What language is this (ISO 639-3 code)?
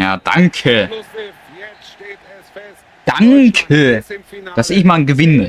deu